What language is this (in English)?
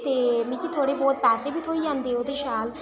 Dogri